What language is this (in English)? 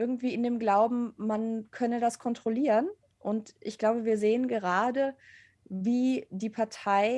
German